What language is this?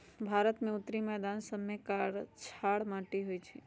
Magahi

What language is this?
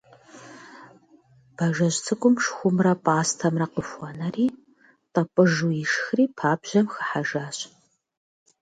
Kabardian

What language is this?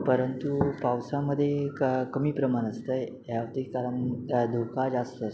Marathi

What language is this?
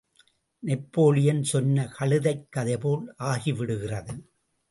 Tamil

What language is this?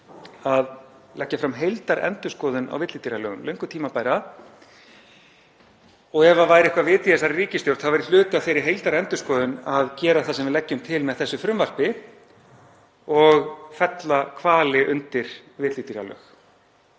Icelandic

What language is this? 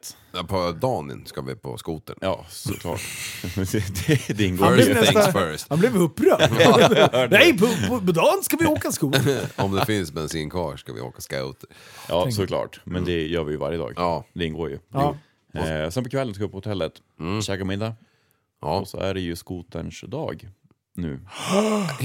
Swedish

